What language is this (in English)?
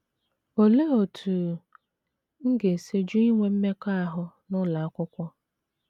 Igbo